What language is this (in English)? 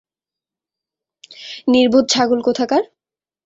Bangla